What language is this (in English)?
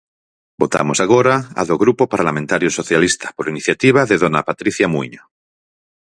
Galician